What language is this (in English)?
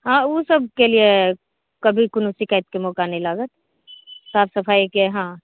Maithili